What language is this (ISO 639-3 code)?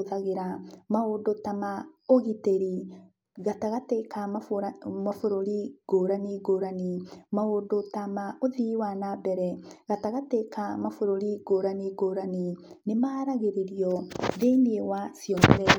kik